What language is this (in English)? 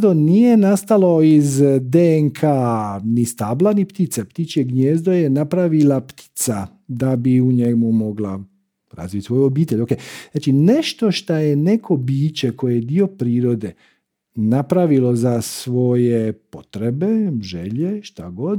Croatian